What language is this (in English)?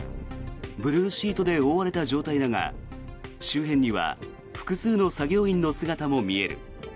Japanese